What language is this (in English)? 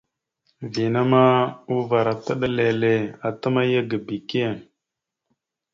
Mada (Cameroon)